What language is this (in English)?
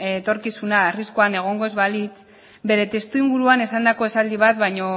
Basque